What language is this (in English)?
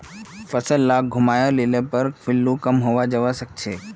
Magahi